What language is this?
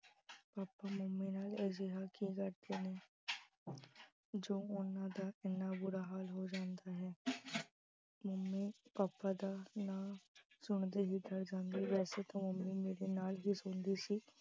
Punjabi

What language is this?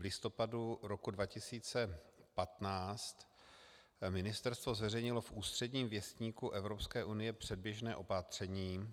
Czech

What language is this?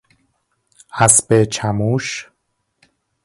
Persian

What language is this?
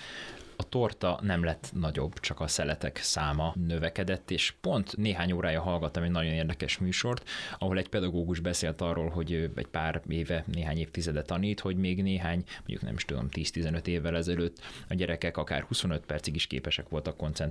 Hungarian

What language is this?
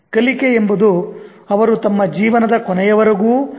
Kannada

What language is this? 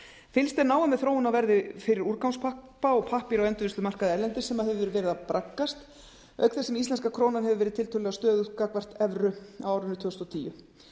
Icelandic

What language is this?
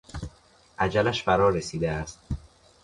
Persian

